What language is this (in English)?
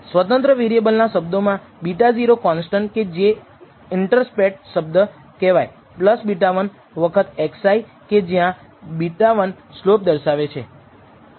Gujarati